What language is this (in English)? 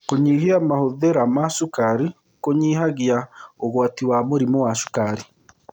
Kikuyu